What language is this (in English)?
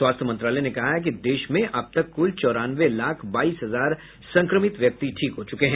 Hindi